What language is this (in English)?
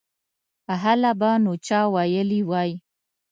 Pashto